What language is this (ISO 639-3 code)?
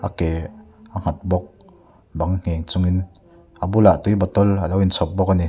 lus